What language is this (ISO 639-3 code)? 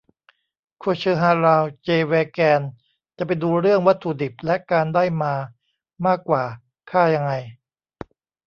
tha